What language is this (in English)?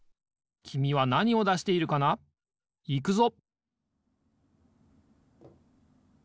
Japanese